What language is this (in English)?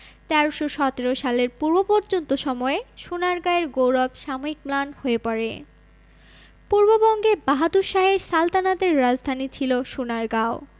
Bangla